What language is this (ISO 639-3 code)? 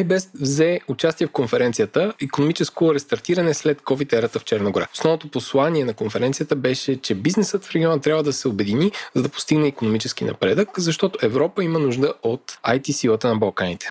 bul